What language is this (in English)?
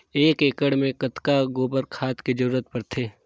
Chhattisgarhi